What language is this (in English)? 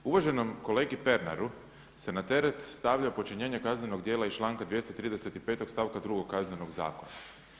Croatian